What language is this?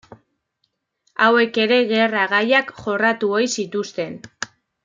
Basque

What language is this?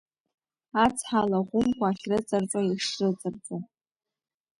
Abkhazian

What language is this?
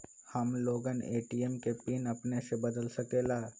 Magahi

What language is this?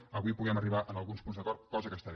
Catalan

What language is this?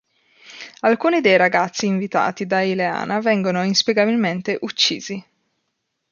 Italian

